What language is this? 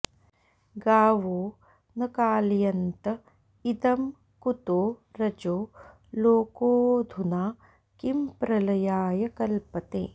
Sanskrit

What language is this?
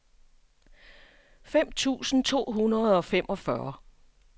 Danish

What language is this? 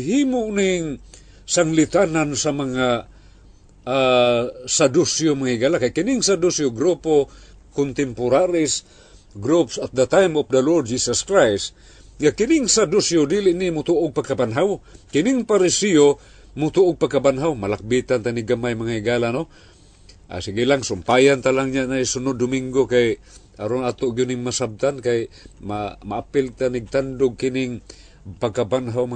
Filipino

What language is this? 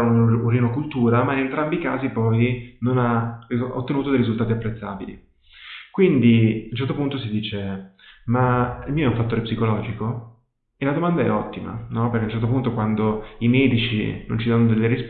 Italian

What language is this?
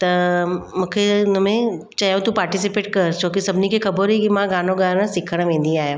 Sindhi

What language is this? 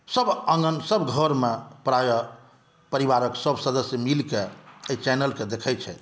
Maithili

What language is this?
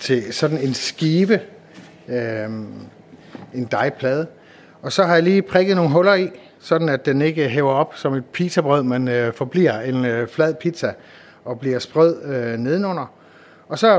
Danish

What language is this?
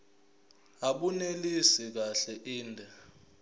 Zulu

